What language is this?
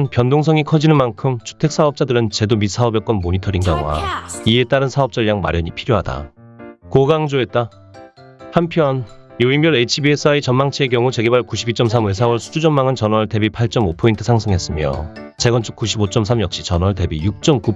Korean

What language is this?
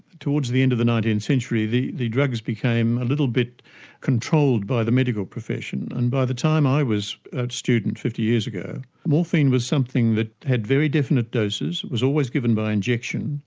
English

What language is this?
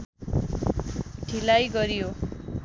Nepali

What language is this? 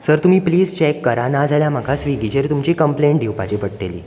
Konkani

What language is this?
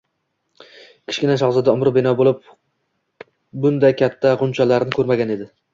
Uzbek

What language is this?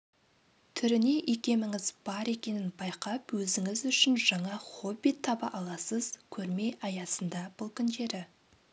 Kazakh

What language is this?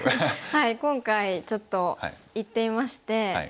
Japanese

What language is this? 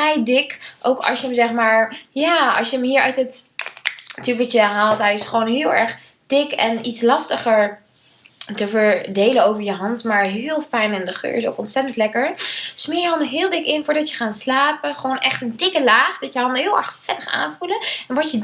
Dutch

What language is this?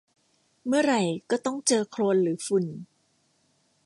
Thai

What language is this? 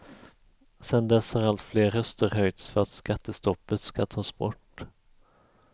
Swedish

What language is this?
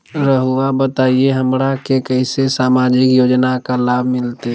Magahi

